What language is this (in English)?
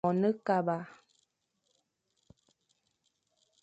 Fang